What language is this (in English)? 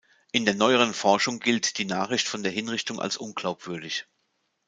German